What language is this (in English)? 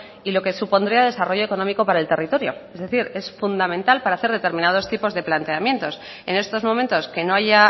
Spanish